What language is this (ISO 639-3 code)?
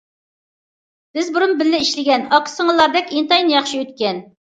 uig